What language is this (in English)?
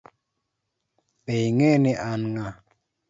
Luo (Kenya and Tanzania)